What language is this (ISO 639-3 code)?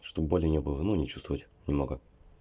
rus